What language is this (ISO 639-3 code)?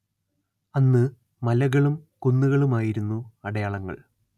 mal